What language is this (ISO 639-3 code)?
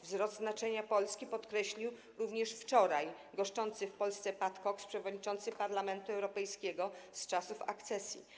pol